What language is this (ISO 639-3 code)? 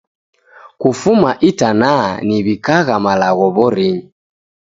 dav